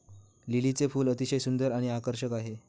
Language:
Marathi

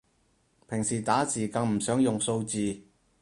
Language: Cantonese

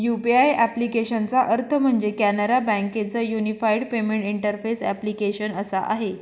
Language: Marathi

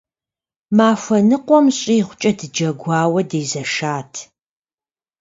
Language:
Kabardian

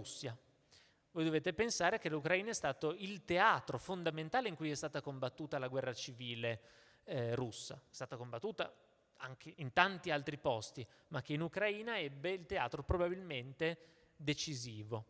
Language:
Italian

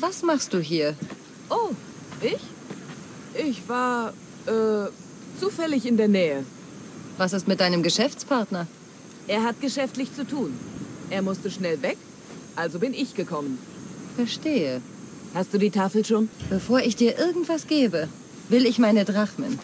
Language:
German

